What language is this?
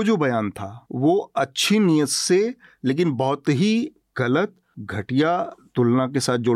Hindi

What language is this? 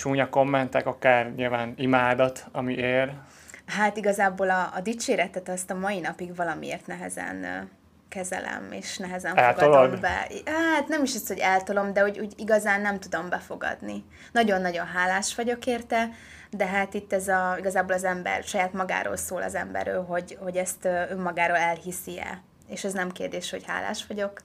Hungarian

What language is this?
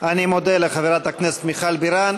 Hebrew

